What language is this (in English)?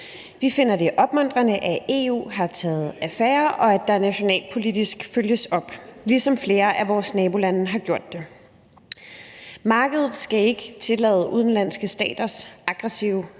Danish